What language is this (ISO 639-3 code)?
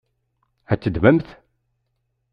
kab